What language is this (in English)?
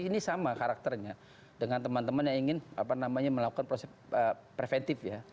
Indonesian